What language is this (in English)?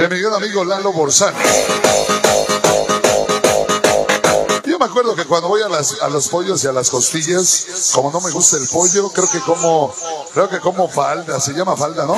Spanish